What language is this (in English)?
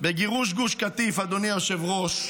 Hebrew